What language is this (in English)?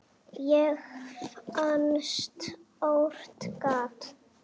Icelandic